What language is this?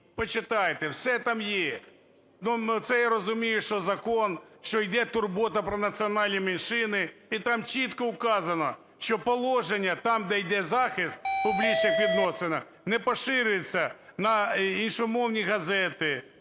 Ukrainian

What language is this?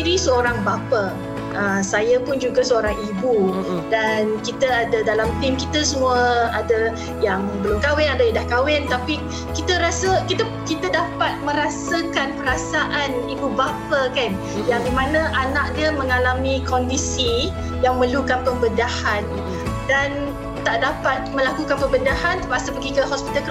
Malay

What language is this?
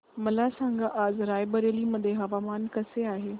Marathi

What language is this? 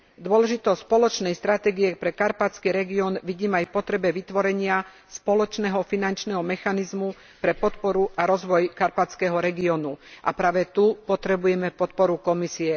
Slovak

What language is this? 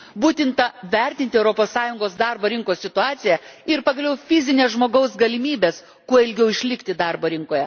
Lithuanian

